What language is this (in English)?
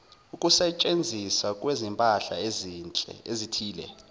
Zulu